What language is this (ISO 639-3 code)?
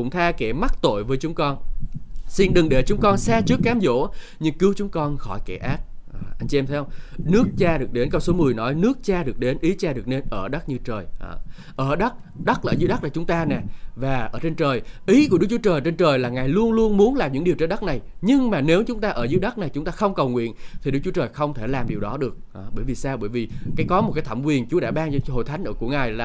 vie